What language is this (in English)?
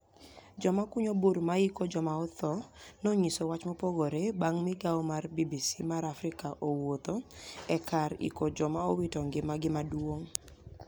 Luo (Kenya and Tanzania)